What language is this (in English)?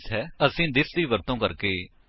Punjabi